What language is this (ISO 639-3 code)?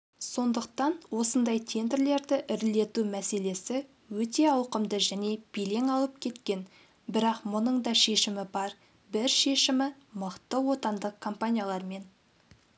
kaz